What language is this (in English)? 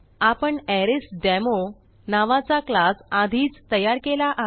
Marathi